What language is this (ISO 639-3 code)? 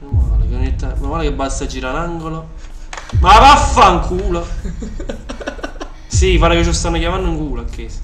ita